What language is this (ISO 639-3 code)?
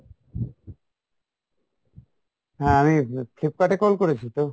ben